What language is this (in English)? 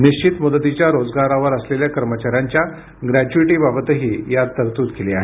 Marathi